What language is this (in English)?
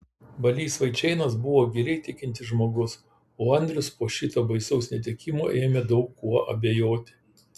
Lithuanian